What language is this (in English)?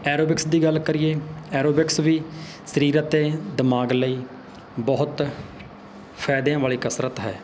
Punjabi